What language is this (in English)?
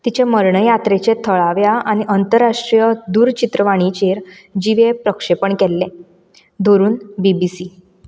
Konkani